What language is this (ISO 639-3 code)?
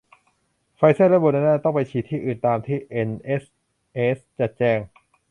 tha